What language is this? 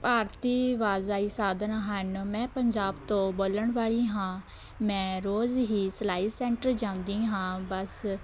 Punjabi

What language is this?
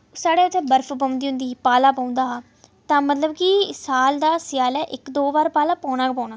Dogri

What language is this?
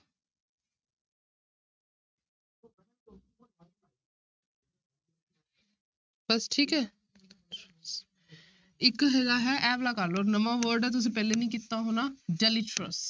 Punjabi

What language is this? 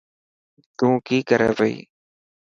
Dhatki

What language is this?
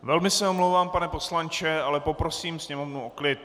Czech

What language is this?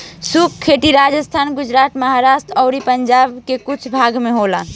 Bhojpuri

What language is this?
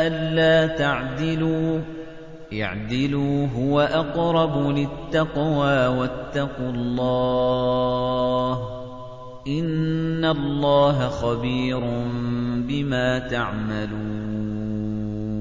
Arabic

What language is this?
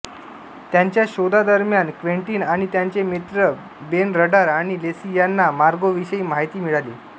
Marathi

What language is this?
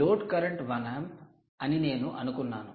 Telugu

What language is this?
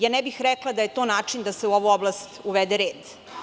Serbian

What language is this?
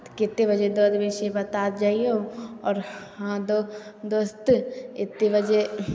Maithili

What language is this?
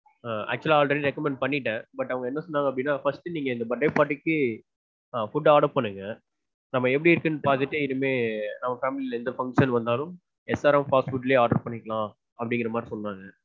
Tamil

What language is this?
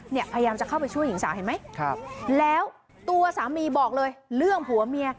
Thai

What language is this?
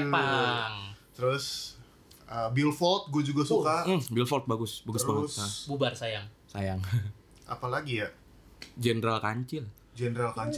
Indonesian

